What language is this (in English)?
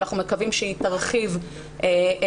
Hebrew